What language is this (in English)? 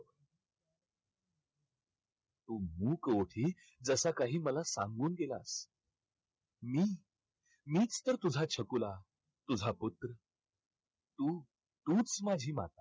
Marathi